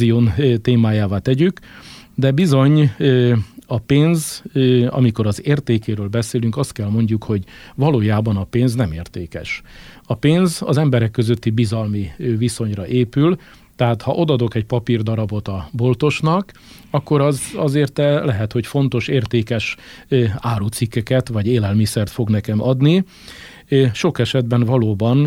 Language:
Hungarian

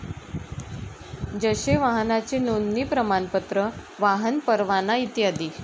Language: Marathi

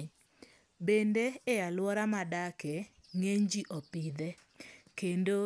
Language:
Luo (Kenya and Tanzania)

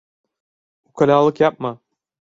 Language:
Turkish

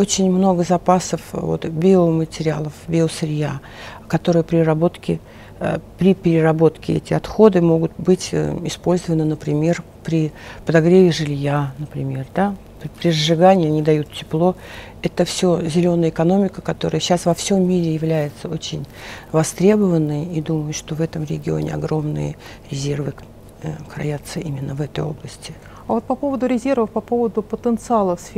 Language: Russian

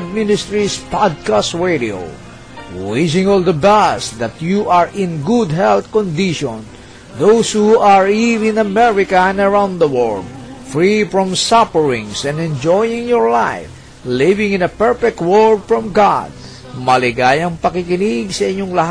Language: Filipino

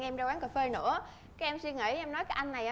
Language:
Vietnamese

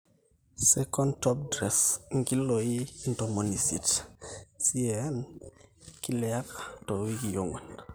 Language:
Masai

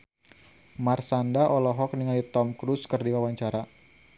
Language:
Sundanese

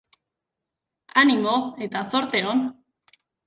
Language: Basque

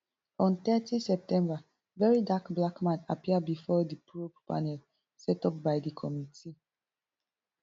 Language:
Nigerian Pidgin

